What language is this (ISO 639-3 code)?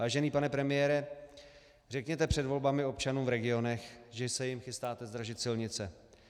ces